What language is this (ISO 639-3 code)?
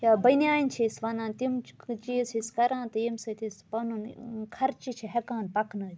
kas